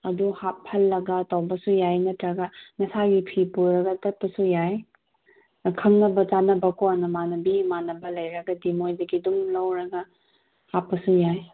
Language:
Manipuri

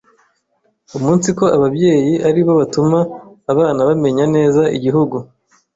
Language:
Kinyarwanda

